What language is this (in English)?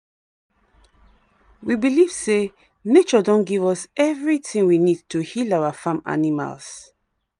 Nigerian Pidgin